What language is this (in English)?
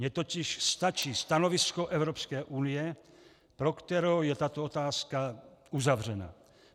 Czech